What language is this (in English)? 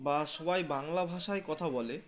Bangla